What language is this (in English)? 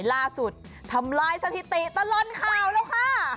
Thai